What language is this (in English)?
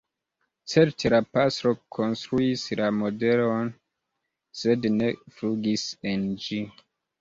Esperanto